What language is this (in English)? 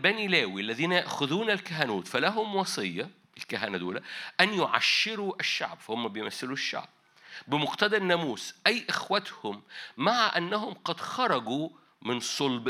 Arabic